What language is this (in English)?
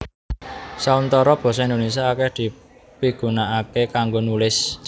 Javanese